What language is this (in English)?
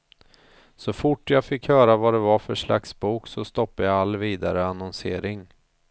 Swedish